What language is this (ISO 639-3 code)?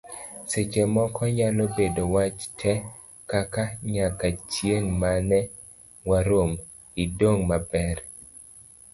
luo